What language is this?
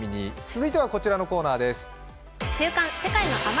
Japanese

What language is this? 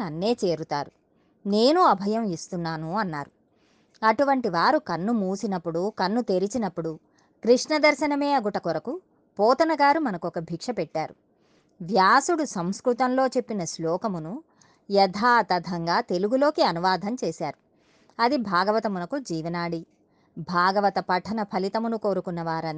Telugu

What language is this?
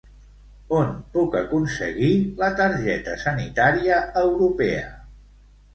Catalan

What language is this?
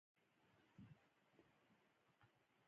Pashto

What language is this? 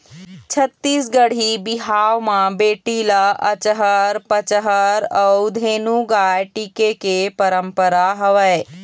Chhattisgarhi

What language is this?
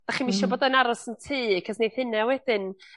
Welsh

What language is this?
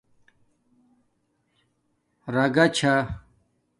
Domaaki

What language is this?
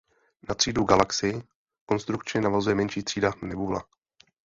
Czech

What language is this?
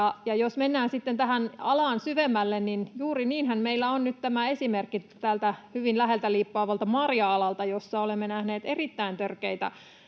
Finnish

